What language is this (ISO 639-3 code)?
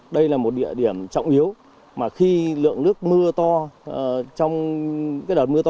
vie